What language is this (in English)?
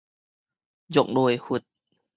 Min Nan Chinese